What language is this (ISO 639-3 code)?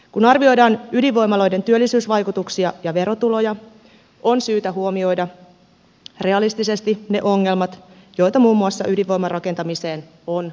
fin